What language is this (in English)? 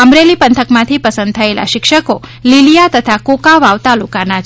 Gujarati